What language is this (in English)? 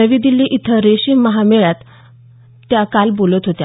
Marathi